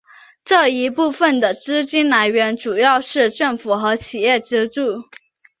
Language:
Chinese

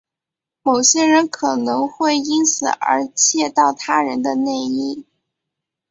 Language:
Chinese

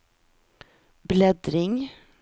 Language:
Swedish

